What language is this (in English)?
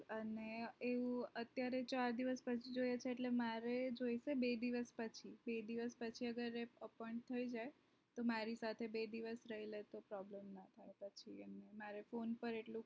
Gujarati